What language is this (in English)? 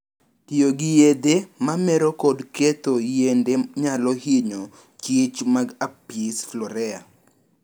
Luo (Kenya and Tanzania)